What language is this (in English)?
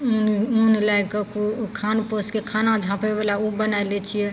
Maithili